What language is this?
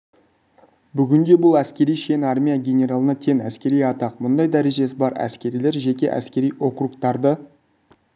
Kazakh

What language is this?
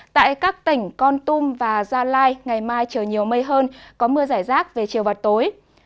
Vietnamese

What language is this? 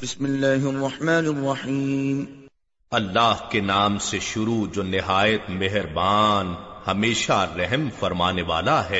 Urdu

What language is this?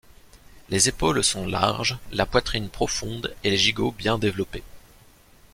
French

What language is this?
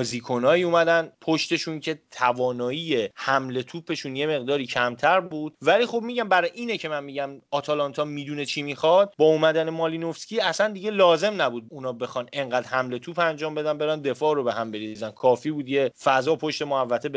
Persian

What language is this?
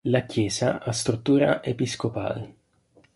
Italian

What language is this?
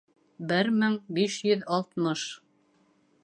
Bashkir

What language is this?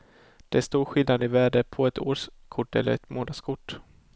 Swedish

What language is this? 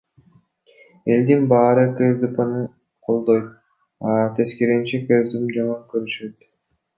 Kyrgyz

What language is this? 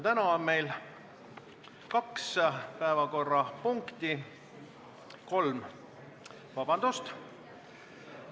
Estonian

